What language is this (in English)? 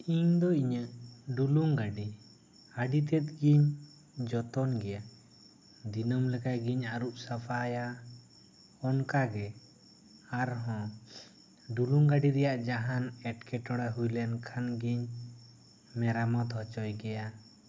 Santali